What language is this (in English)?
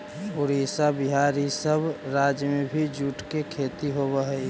Magahi